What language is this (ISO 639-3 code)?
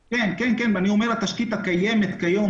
heb